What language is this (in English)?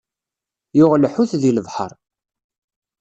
Kabyle